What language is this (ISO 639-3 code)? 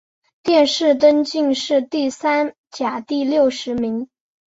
zho